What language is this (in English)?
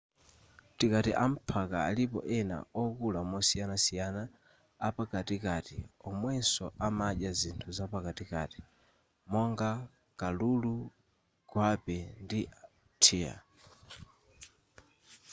Nyanja